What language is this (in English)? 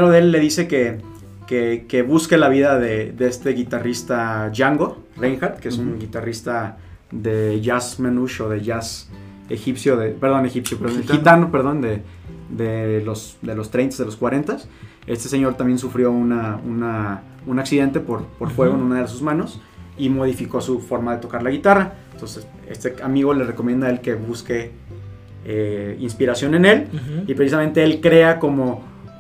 Spanish